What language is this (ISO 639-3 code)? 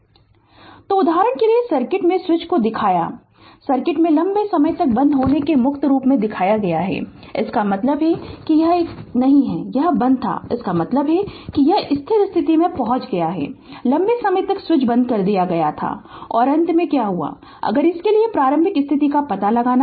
hin